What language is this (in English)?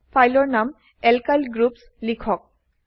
Assamese